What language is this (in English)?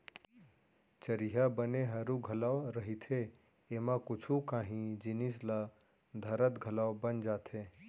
Chhattisgarhi